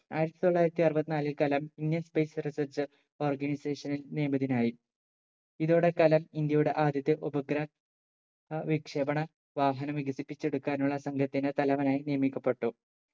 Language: Malayalam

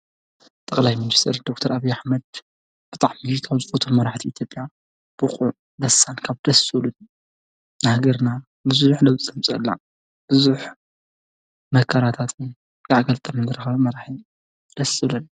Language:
Tigrinya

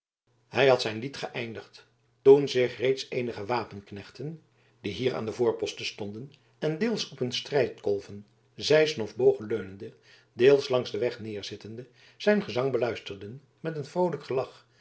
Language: Dutch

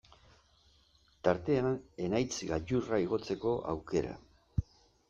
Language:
Basque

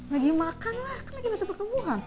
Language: Indonesian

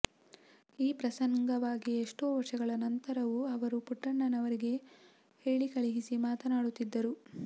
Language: Kannada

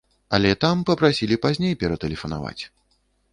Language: Belarusian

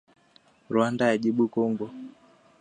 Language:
Swahili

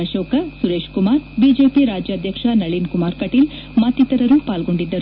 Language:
Kannada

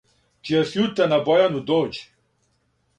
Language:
Serbian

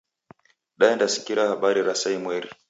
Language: Taita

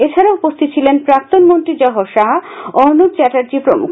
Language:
Bangla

